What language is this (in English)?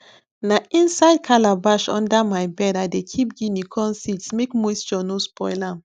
Nigerian Pidgin